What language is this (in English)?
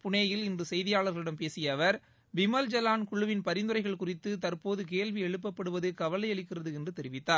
Tamil